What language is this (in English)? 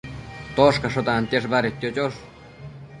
Matsés